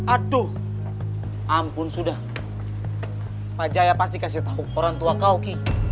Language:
Indonesian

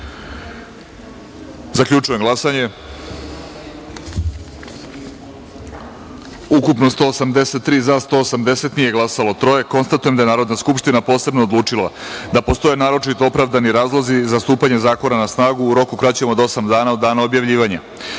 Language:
Serbian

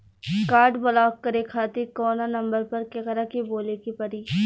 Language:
Bhojpuri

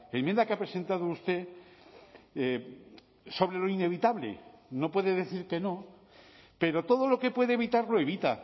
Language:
Spanish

